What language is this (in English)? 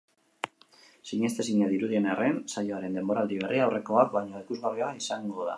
Basque